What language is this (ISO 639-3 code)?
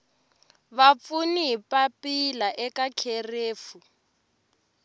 tso